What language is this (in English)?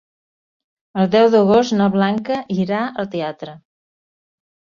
Catalan